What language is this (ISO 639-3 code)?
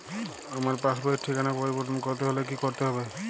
ben